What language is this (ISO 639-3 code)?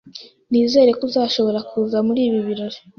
kin